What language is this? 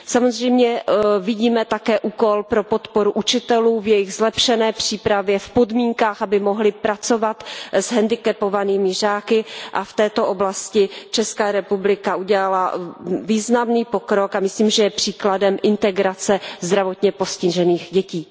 Czech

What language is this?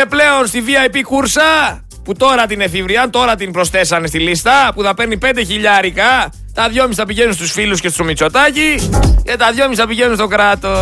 Greek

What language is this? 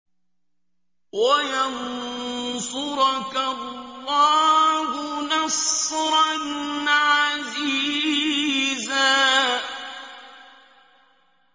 Arabic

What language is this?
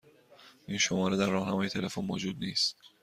Persian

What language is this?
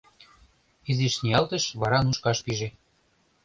Mari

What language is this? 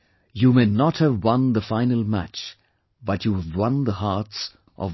English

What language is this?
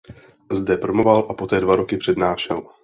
Czech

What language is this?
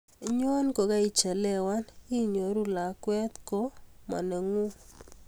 Kalenjin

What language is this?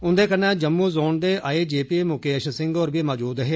Dogri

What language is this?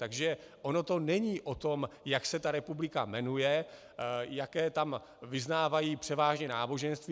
Czech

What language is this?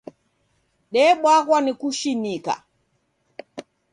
Taita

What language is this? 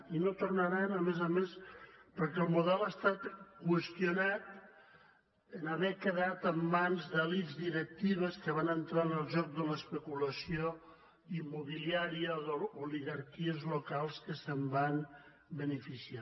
Catalan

